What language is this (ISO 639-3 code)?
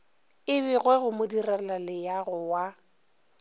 nso